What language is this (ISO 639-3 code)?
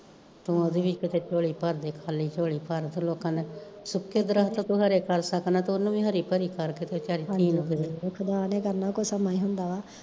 pan